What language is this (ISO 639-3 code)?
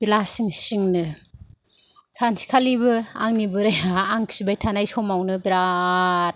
brx